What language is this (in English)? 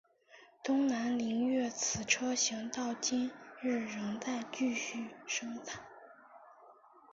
Chinese